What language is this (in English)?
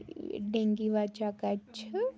Kashmiri